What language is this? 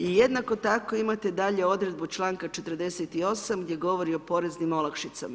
Croatian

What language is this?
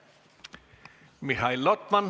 Estonian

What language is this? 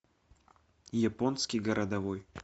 Russian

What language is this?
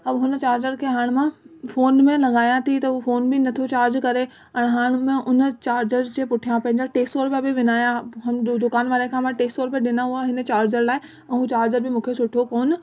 Sindhi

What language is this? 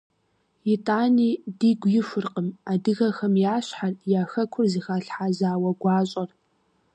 Kabardian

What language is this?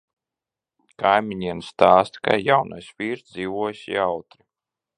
Latvian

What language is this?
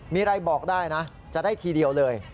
Thai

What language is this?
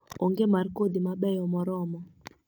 Luo (Kenya and Tanzania)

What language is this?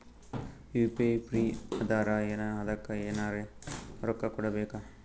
Kannada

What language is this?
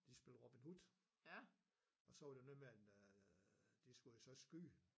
Danish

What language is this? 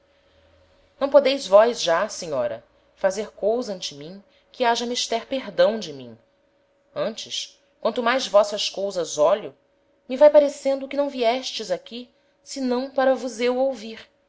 Portuguese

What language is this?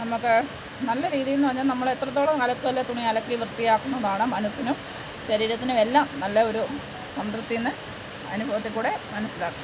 Malayalam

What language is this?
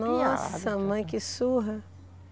Portuguese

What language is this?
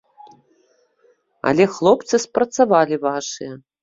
Belarusian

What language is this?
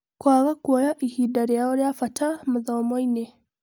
Kikuyu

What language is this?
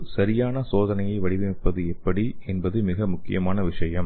Tamil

